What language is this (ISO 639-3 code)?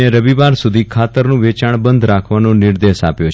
guj